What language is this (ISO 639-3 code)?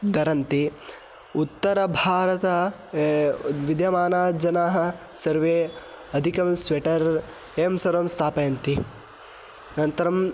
san